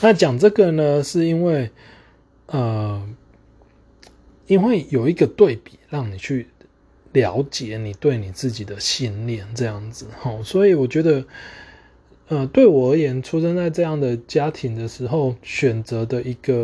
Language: Chinese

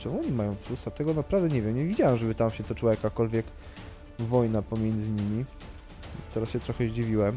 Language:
Polish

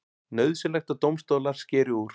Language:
Icelandic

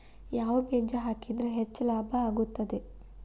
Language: Kannada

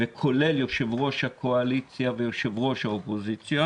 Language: Hebrew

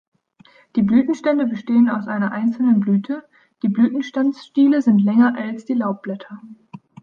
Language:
German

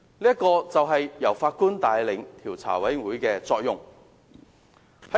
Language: Cantonese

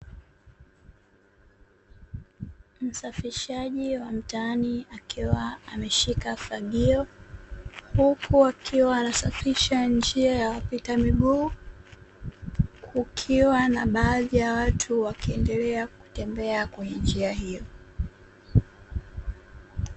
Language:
Swahili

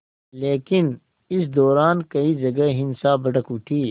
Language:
Hindi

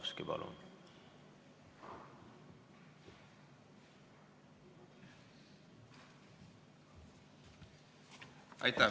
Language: Estonian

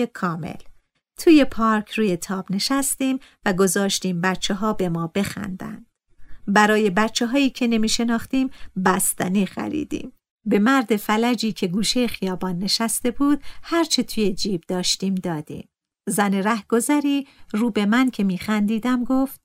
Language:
Persian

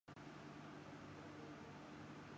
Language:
Urdu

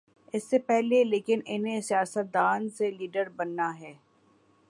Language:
Urdu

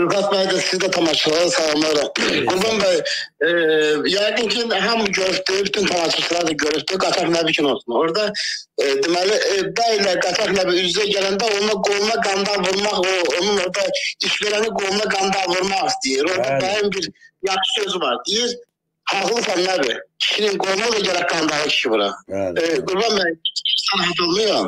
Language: Turkish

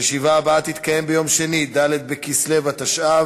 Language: Hebrew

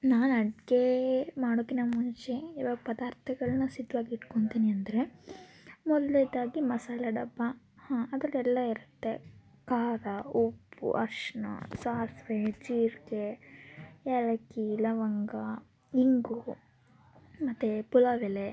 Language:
Kannada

